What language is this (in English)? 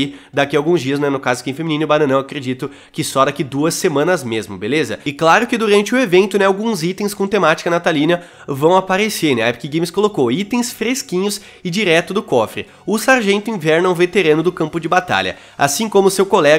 Portuguese